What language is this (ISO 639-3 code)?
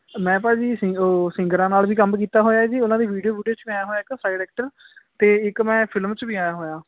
pan